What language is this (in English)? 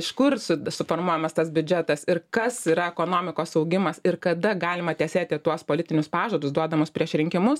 Lithuanian